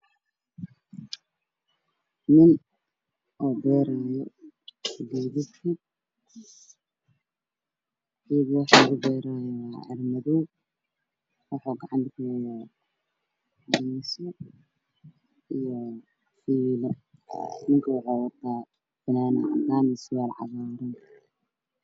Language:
Somali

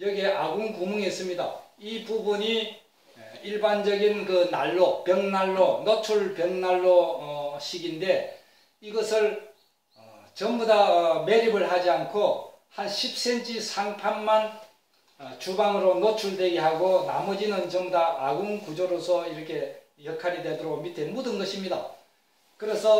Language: Korean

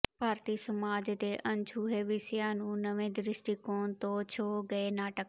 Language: Punjabi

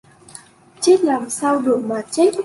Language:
Vietnamese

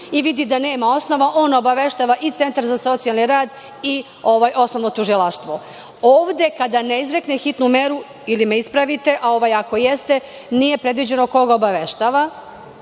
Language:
Serbian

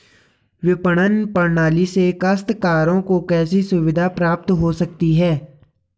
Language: Hindi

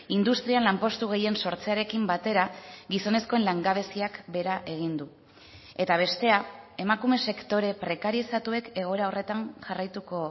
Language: Basque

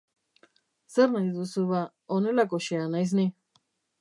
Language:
Basque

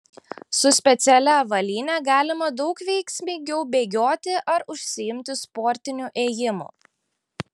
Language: Lithuanian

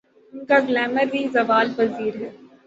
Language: Urdu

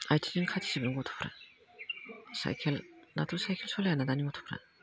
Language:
Bodo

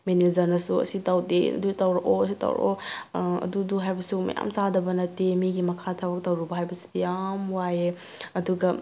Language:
Manipuri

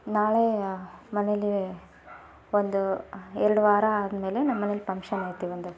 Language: Kannada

